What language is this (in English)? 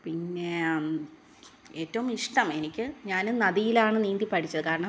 Malayalam